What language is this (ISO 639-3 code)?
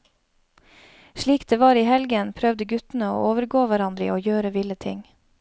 nor